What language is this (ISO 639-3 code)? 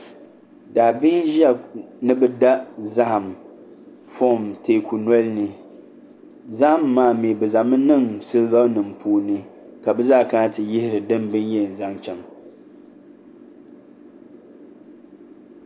dag